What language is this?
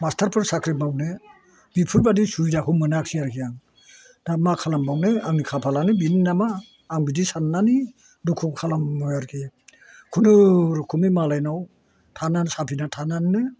Bodo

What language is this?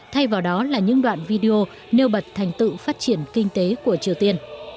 Vietnamese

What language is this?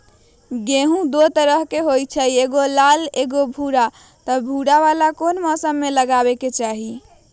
Magahi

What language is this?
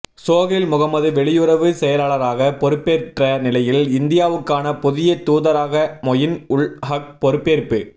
Tamil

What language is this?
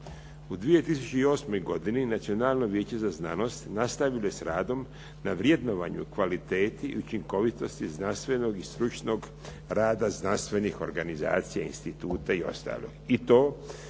Croatian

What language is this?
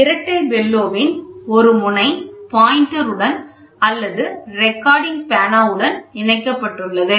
Tamil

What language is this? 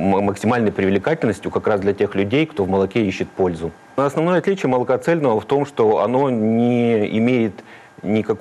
Russian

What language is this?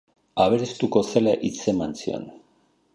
Basque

